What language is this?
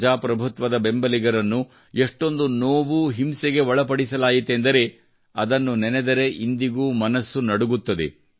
Kannada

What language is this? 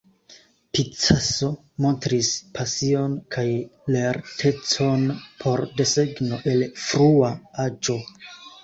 Esperanto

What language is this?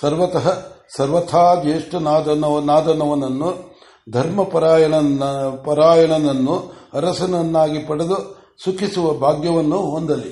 Kannada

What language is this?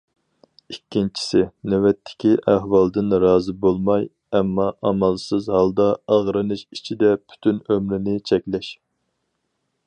Uyghur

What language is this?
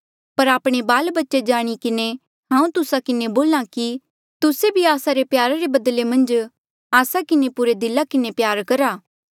Mandeali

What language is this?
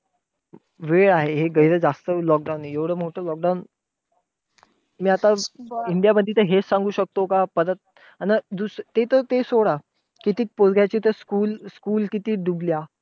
Marathi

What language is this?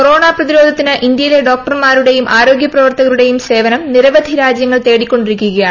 Malayalam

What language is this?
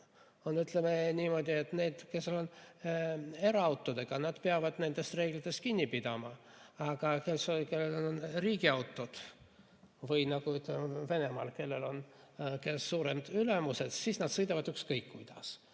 Estonian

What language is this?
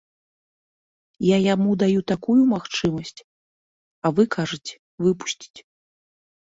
Belarusian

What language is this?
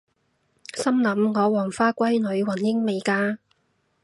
Cantonese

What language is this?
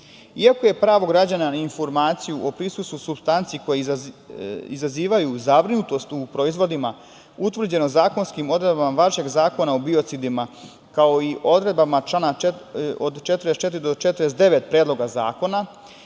Serbian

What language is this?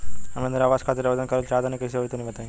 Bhojpuri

